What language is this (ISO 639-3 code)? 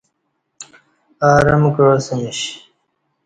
bsh